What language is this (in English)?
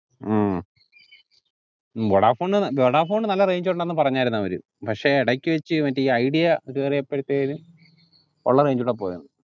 Malayalam